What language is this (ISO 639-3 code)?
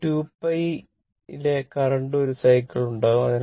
mal